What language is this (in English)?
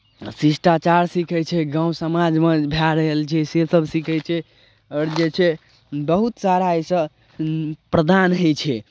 Maithili